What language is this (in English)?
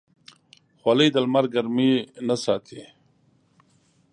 Pashto